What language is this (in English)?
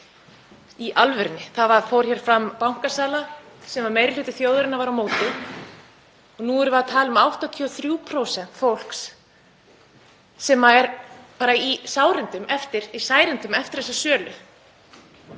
Icelandic